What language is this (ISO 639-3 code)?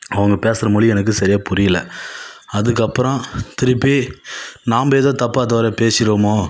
tam